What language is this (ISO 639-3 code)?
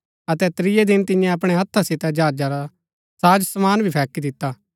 gbk